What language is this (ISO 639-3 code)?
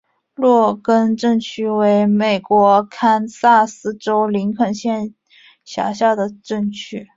zho